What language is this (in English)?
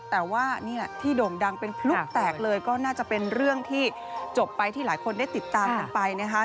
Thai